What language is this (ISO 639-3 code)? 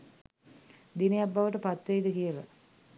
sin